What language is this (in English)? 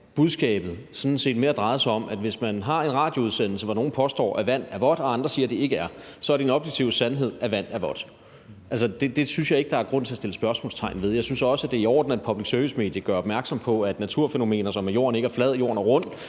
Danish